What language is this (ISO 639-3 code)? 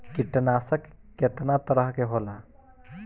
bho